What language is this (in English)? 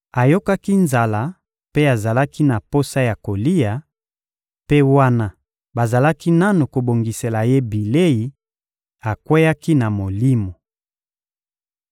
Lingala